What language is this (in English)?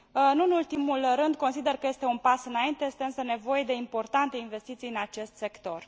Romanian